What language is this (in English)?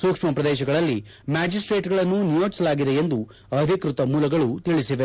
Kannada